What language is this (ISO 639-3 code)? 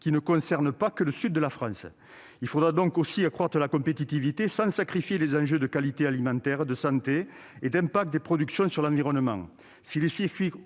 fra